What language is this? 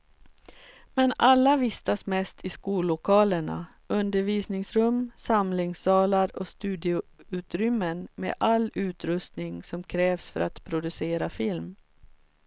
Swedish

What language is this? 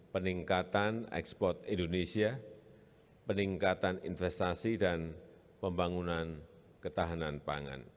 Indonesian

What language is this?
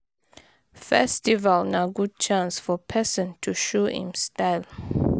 Nigerian Pidgin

